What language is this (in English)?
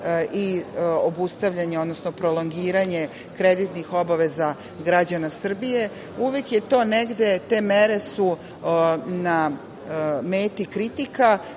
Serbian